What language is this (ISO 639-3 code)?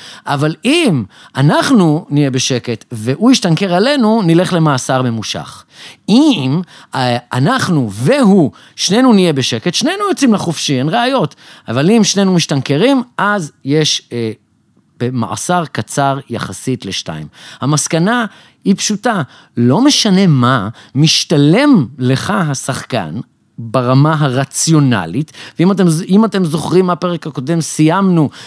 heb